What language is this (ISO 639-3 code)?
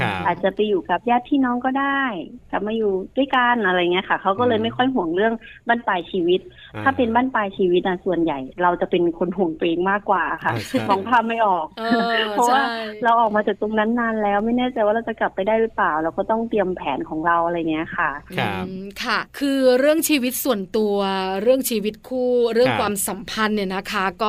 tha